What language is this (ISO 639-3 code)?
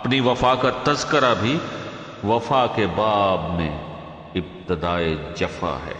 urd